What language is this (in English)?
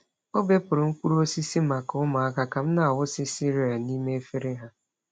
Igbo